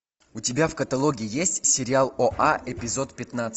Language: Russian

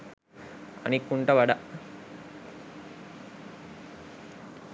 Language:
Sinhala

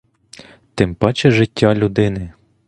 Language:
Ukrainian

